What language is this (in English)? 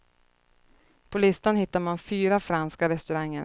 Swedish